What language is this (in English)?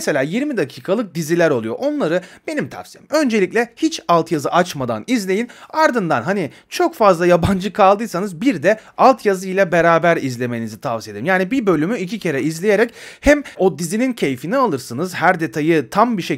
Turkish